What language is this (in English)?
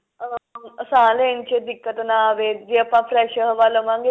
Punjabi